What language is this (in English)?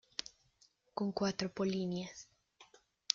Spanish